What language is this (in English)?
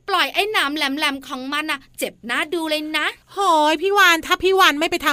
Thai